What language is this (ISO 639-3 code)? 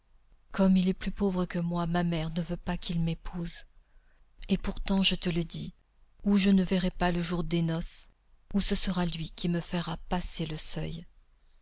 fra